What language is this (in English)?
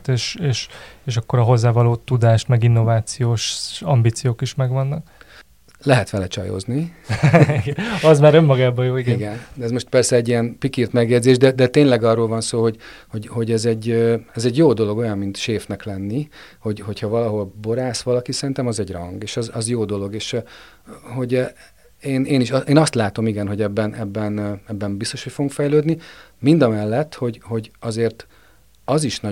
Hungarian